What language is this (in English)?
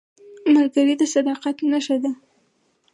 Pashto